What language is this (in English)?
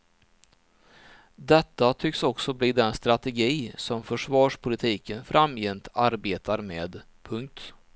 Swedish